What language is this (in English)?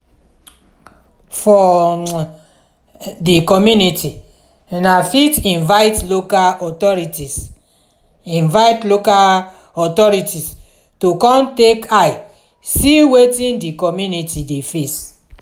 Nigerian Pidgin